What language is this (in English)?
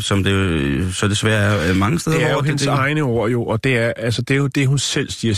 Danish